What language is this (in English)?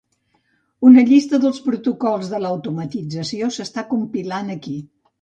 Catalan